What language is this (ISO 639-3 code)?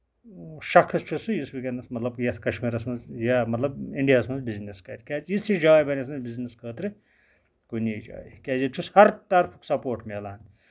kas